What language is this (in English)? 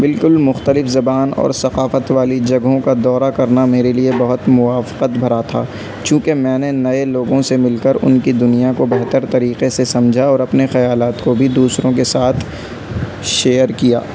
Urdu